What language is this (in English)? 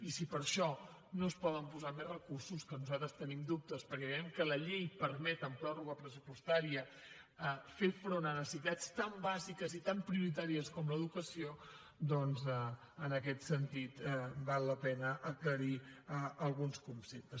Catalan